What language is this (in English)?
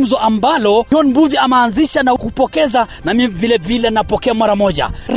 Swahili